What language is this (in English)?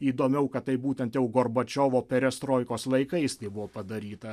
Lithuanian